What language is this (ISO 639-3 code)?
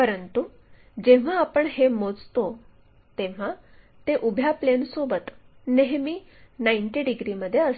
mar